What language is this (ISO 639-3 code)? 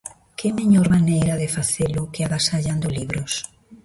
glg